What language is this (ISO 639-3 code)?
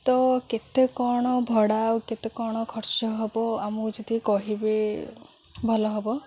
ori